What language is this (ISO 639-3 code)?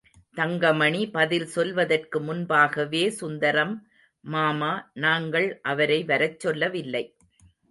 tam